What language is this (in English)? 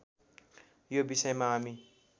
Nepali